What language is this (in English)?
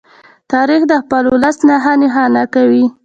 Pashto